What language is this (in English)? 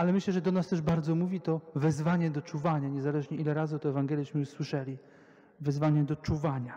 Polish